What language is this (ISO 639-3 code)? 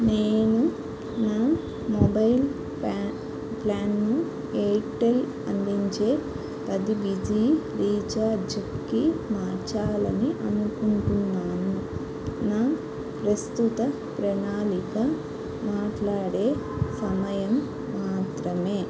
tel